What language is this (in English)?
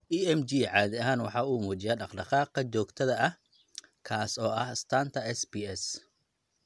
Somali